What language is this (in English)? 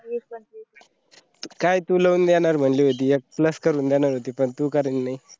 Marathi